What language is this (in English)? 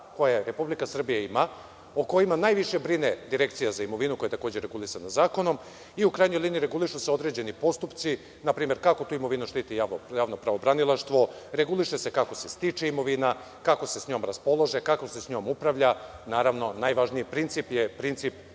Serbian